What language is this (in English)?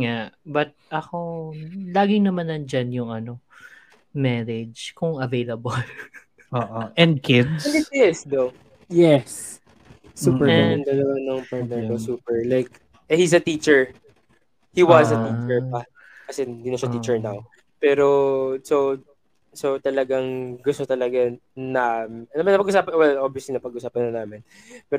Filipino